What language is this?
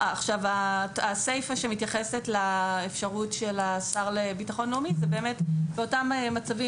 Hebrew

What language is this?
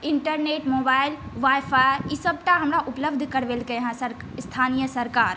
Maithili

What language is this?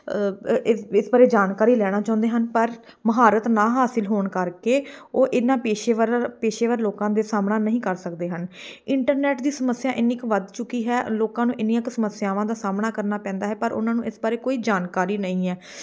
Punjabi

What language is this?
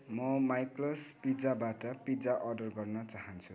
Nepali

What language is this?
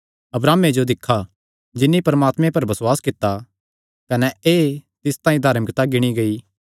Kangri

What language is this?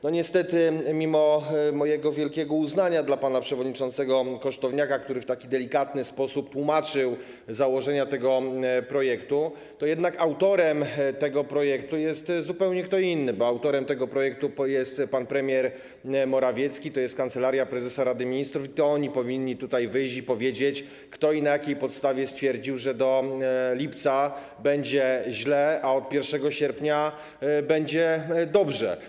Polish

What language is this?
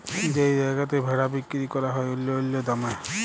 Bangla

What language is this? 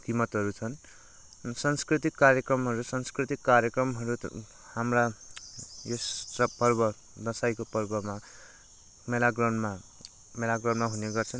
Nepali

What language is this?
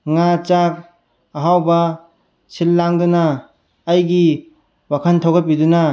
Manipuri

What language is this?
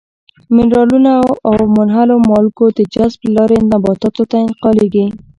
Pashto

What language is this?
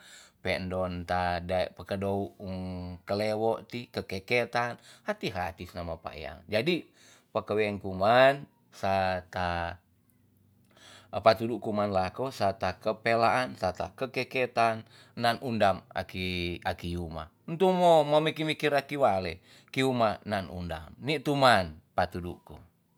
Tonsea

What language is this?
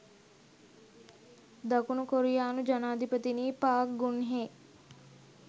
Sinhala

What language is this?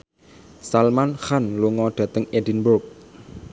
Javanese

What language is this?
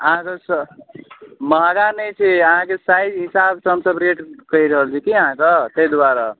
Maithili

